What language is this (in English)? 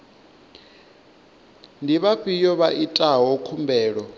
Venda